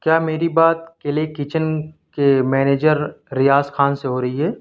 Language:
Urdu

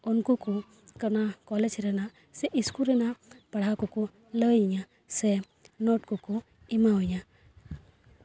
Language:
Santali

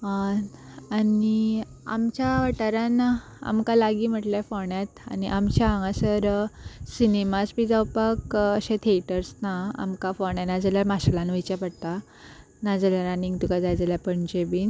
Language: Konkani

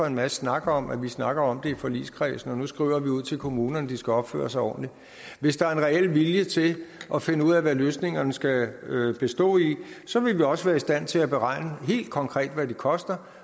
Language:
Danish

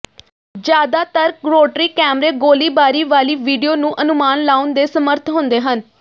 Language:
Punjabi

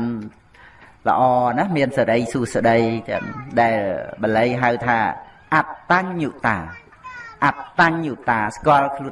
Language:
Vietnamese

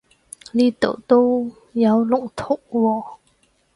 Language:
Cantonese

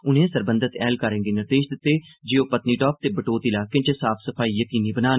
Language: Dogri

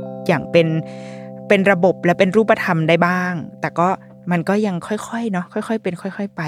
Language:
Thai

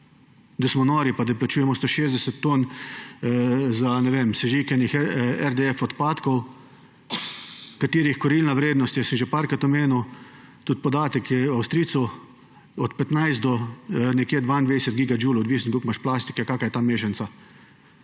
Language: Slovenian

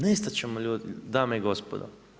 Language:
Croatian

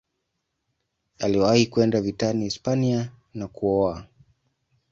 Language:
Swahili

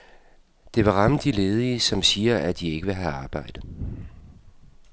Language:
Danish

